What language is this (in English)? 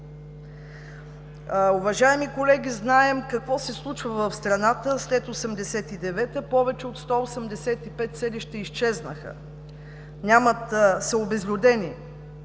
Bulgarian